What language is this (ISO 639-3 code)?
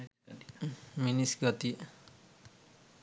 sin